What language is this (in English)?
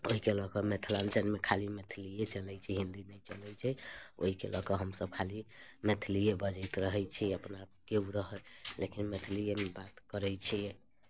Maithili